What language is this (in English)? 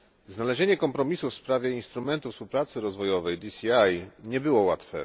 Polish